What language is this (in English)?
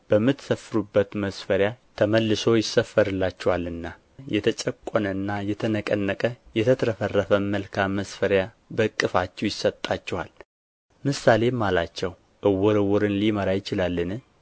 Amharic